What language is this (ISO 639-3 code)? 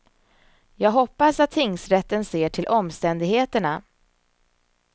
swe